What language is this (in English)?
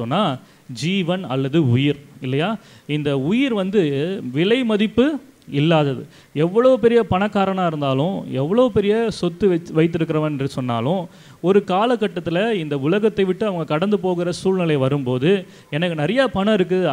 Romanian